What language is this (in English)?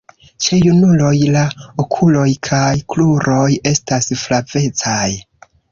Esperanto